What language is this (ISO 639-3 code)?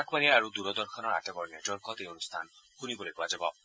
asm